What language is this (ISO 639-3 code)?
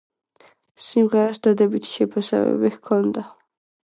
kat